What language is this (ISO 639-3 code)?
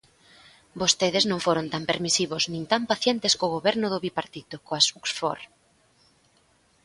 glg